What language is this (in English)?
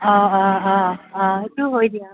Assamese